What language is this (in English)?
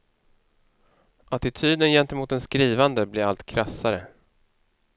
Swedish